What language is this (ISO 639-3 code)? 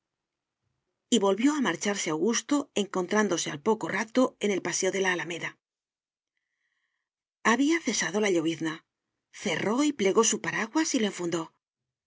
spa